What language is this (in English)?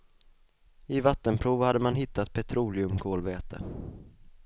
Swedish